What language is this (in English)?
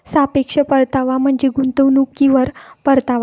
Marathi